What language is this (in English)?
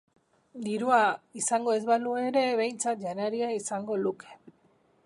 Basque